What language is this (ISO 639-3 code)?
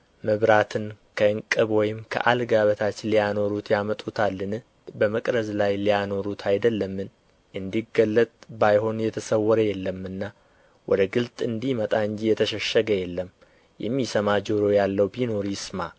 amh